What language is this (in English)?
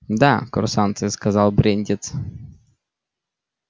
Russian